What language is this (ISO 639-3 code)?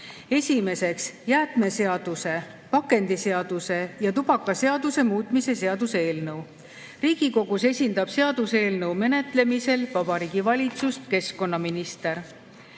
est